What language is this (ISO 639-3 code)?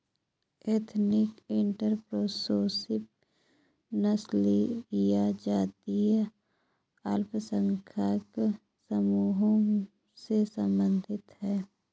hin